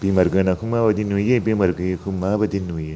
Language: Bodo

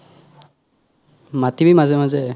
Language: Assamese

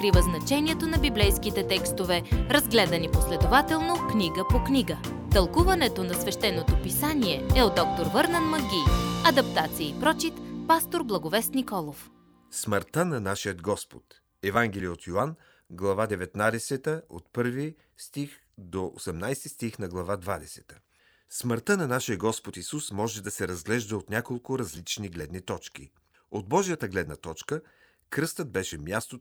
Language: Bulgarian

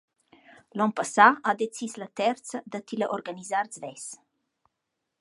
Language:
Romansh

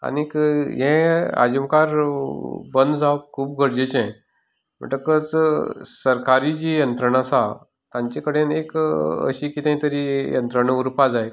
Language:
Konkani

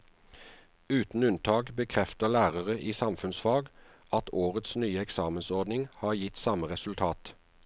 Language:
Norwegian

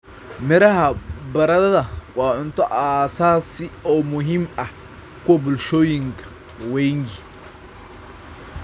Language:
Somali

